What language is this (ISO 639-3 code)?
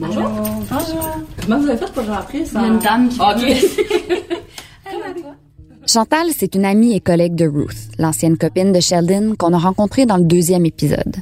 fra